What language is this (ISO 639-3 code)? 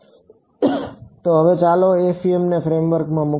guj